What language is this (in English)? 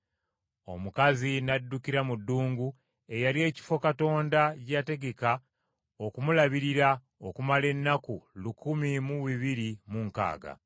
Ganda